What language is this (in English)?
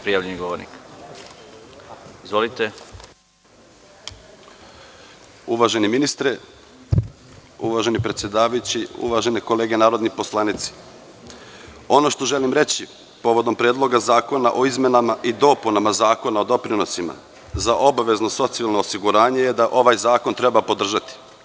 Serbian